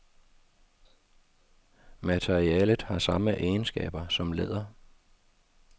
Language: Danish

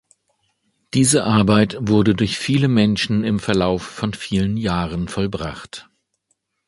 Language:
German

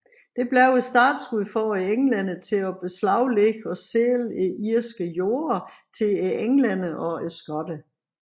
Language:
Danish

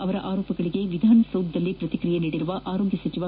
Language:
Kannada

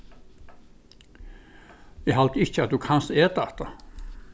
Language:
Faroese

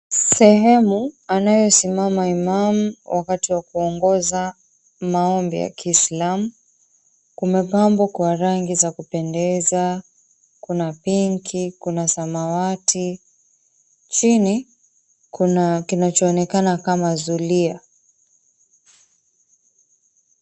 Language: Swahili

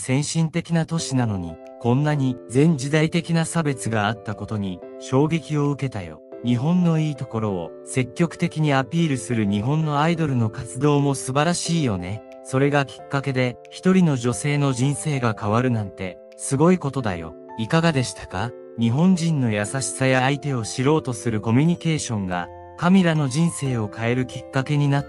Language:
Japanese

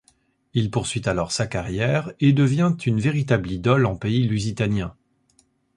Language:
French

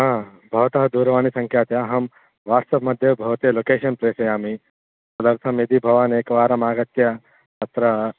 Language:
Sanskrit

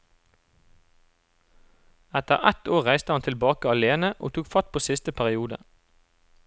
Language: Norwegian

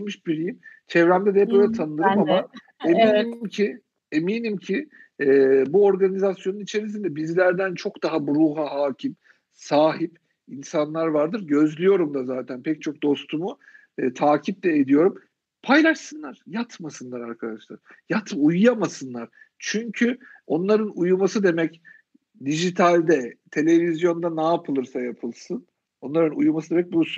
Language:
Turkish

